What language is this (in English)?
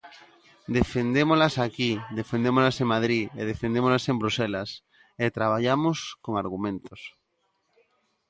Galician